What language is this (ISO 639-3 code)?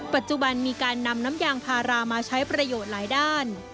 tha